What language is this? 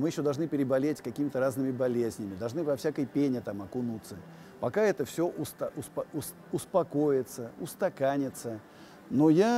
Russian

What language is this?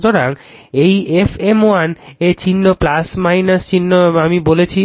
Bangla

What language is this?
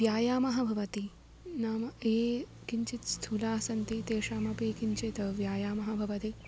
Sanskrit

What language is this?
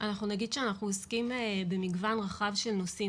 Hebrew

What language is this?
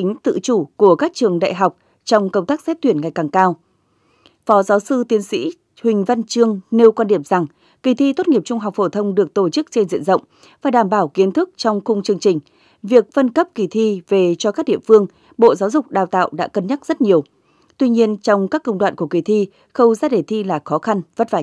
Vietnamese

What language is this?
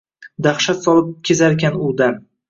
Uzbek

